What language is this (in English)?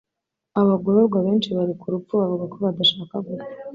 Kinyarwanda